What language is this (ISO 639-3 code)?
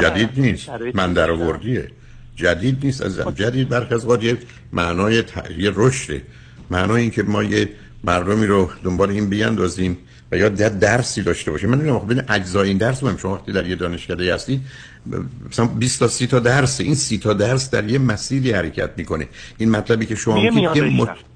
fas